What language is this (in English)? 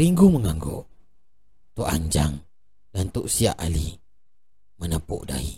Malay